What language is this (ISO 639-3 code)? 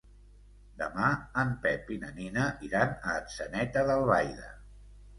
cat